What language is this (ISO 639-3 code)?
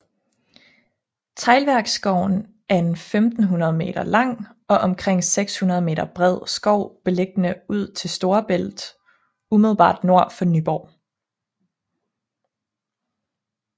dan